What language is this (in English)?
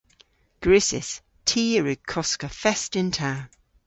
Cornish